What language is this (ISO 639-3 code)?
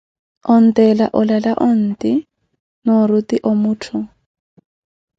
eko